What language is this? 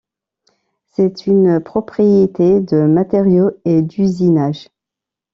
French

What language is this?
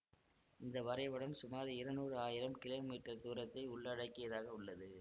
Tamil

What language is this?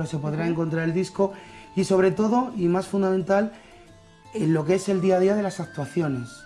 Spanish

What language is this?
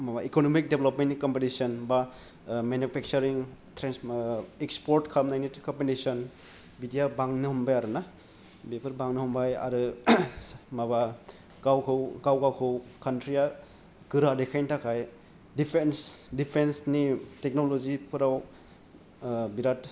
Bodo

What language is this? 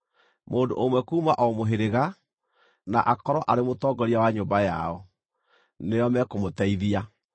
Kikuyu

